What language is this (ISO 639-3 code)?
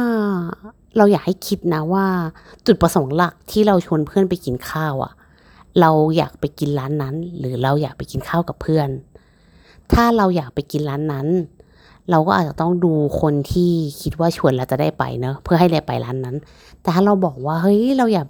tha